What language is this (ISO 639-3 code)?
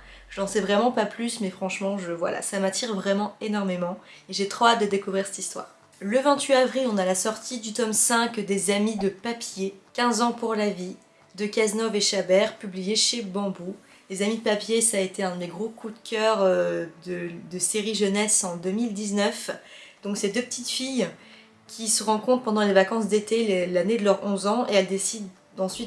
fra